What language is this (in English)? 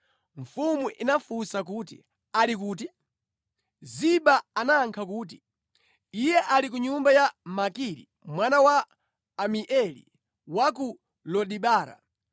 Nyanja